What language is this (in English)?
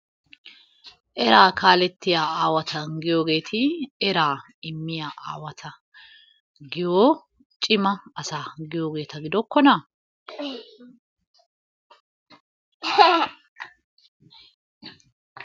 Wolaytta